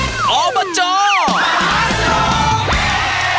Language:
Thai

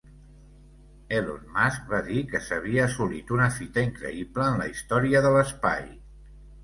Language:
Catalan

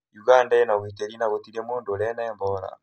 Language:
Kikuyu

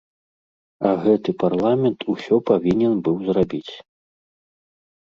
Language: Belarusian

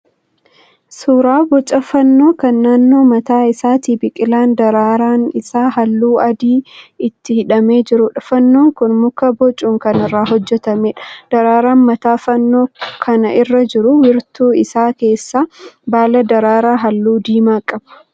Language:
Oromo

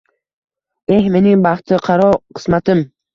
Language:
Uzbek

